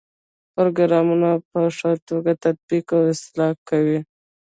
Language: Pashto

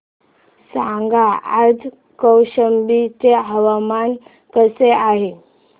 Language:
Marathi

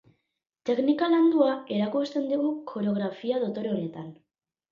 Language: Basque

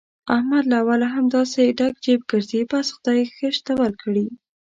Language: Pashto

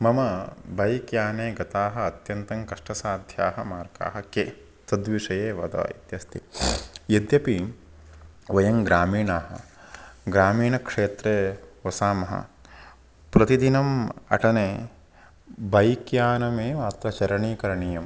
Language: Sanskrit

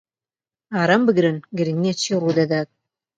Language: Central Kurdish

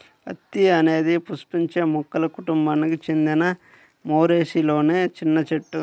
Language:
Telugu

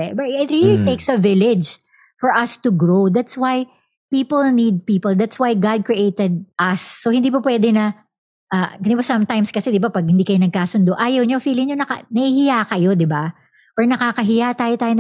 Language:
Filipino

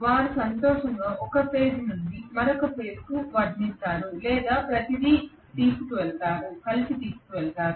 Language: Telugu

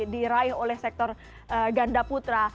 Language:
Indonesian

